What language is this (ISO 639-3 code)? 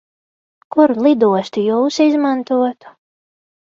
lav